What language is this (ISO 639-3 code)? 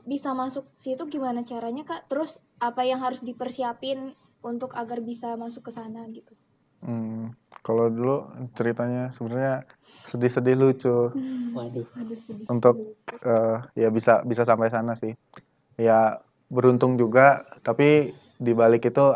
ind